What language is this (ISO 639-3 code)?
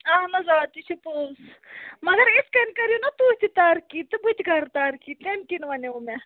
kas